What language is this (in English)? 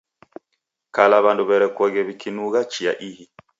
Taita